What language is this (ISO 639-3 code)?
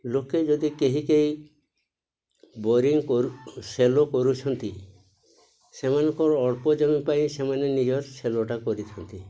ori